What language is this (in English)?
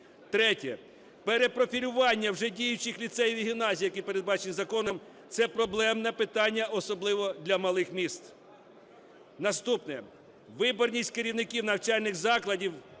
Ukrainian